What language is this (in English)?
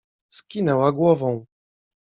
Polish